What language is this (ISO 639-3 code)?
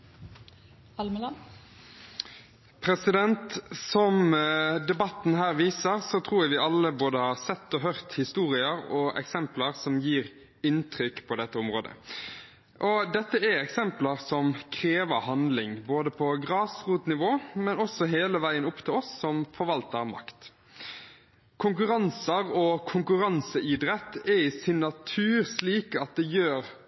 nor